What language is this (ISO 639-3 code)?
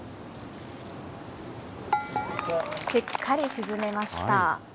jpn